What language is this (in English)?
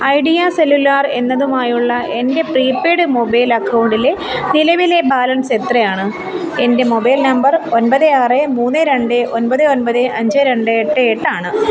Malayalam